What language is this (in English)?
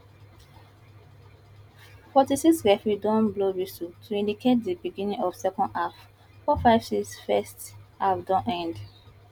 Nigerian Pidgin